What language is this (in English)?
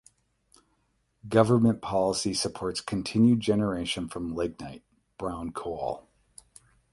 English